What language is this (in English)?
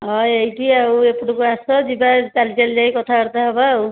Odia